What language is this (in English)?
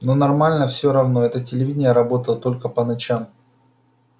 Russian